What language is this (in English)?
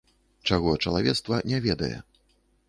Belarusian